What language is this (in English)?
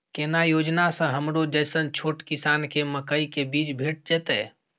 Maithili